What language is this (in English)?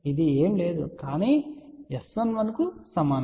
Telugu